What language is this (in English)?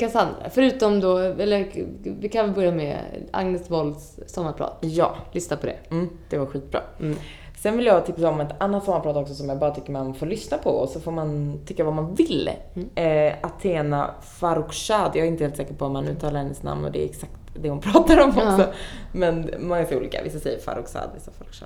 Swedish